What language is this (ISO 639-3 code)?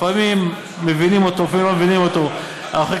heb